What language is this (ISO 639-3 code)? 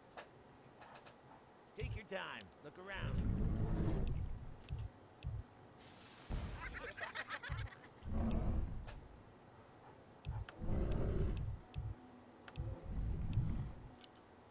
kor